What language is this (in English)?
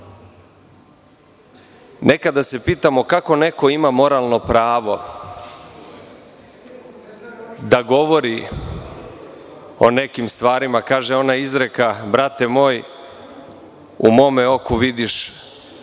Serbian